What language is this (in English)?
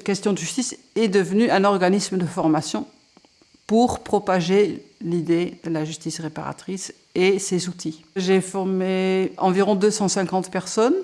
French